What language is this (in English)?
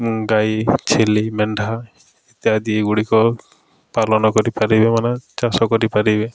Odia